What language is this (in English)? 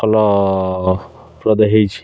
Odia